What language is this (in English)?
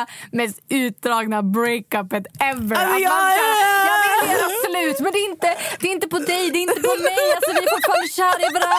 Swedish